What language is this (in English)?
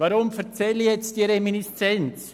Swiss German